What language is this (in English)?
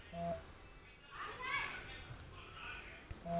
Bhojpuri